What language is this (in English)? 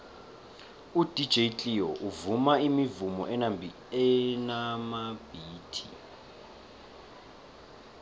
South Ndebele